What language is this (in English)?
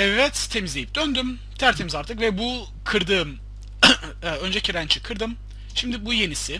Turkish